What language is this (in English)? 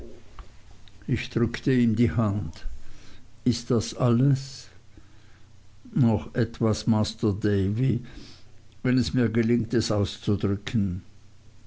German